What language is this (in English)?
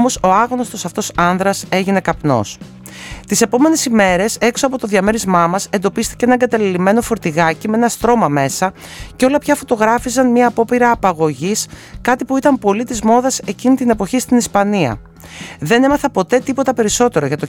Greek